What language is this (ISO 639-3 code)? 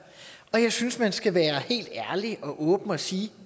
dan